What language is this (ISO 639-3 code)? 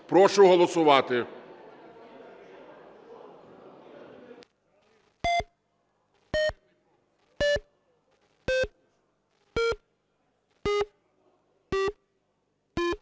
ukr